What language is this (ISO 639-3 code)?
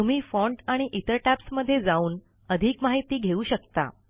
mar